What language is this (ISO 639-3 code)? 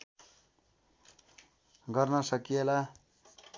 nep